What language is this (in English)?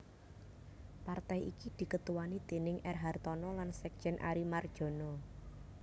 Javanese